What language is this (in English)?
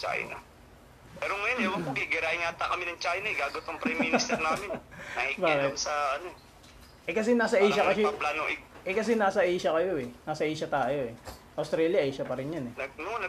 Filipino